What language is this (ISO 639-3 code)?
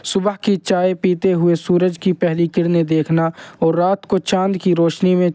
urd